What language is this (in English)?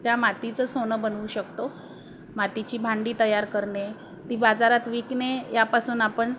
Marathi